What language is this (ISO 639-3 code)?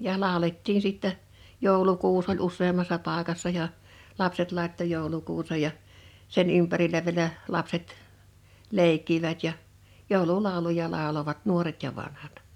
fin